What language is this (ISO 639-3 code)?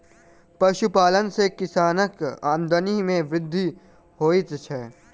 mai